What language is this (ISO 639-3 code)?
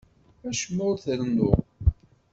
kab